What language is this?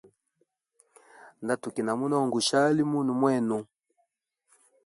Hemba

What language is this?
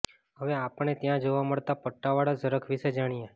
Gujarati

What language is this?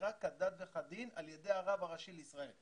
Hebrew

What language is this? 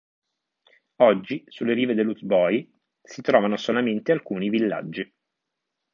Italian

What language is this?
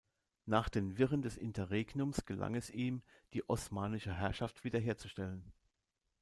German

